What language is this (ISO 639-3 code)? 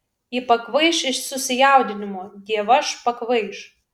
lit